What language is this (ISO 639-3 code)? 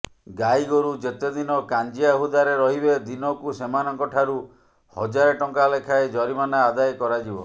ori